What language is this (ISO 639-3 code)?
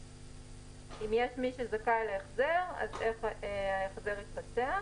heb